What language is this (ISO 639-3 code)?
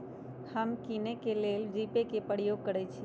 mag